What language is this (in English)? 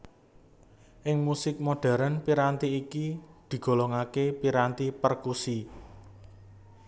Javanese